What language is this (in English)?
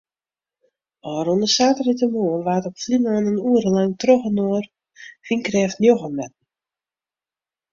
Western Frisian